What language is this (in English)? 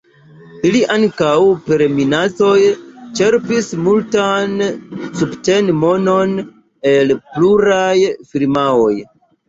Esperanto